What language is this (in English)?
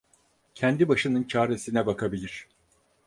Turkish